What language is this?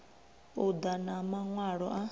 Venda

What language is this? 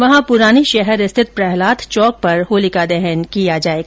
Hindi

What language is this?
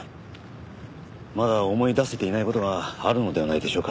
Japanese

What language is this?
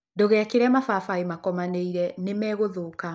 Kikuyu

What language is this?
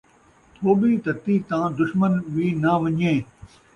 Saraiki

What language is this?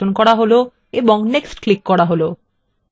Bangla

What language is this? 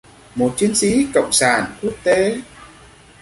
Vietnamese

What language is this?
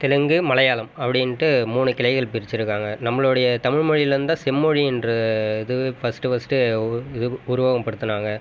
Tamil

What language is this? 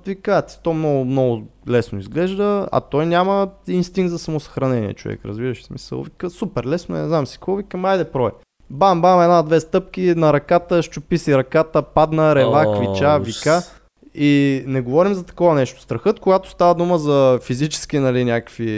Bulgarian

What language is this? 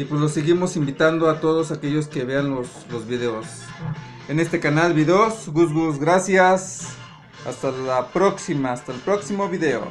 Spanish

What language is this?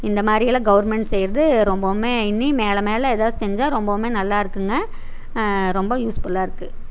Tamil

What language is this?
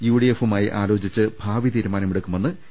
Malayalam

